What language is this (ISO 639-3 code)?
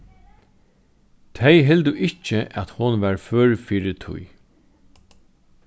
fao